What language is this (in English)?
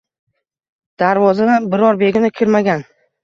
Uzbek